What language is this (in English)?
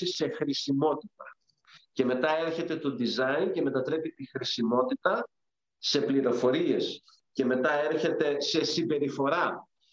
Greek